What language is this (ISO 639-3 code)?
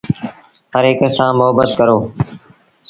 sbn